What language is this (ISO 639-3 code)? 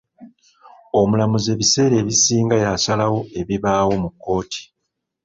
lug